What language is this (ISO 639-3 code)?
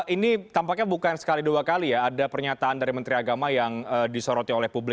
ind